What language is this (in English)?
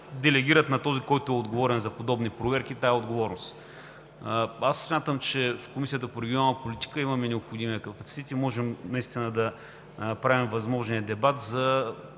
Bulgarian